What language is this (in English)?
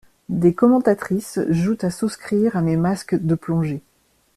French